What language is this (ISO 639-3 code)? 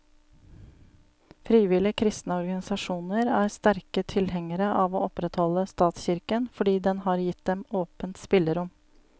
nor